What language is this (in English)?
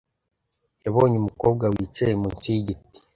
Kinyarwanda